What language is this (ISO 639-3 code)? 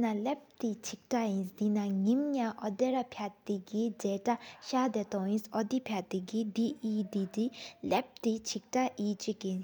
sip